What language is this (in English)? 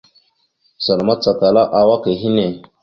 Mada (Cameroon)